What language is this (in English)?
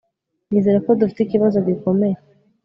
Kinyarwanda